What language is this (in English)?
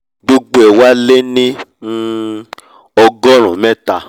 Yoruba